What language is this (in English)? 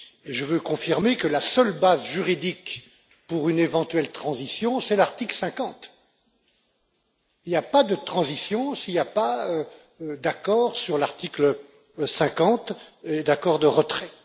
French